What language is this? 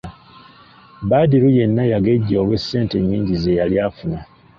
Ganda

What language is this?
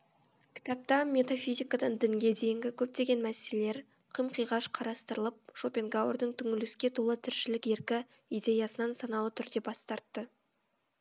Kazakh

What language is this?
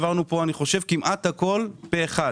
Hebrew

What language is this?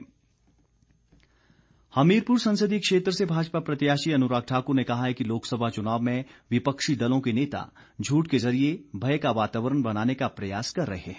Hindi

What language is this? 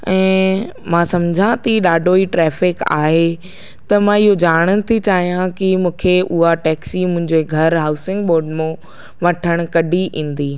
Sindhi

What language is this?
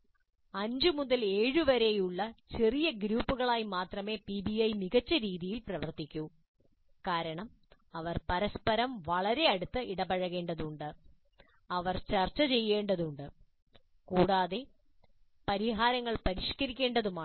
Malayalam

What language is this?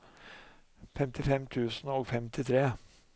Norwegian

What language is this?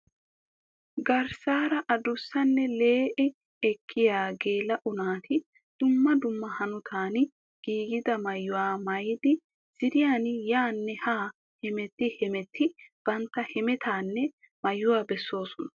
Wolaytta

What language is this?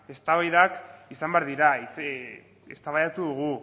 Basque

